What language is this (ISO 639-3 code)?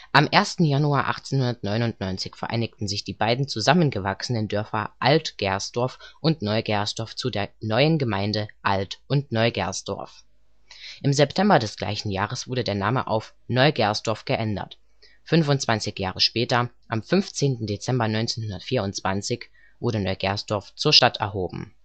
deu